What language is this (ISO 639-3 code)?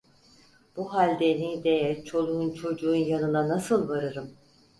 tur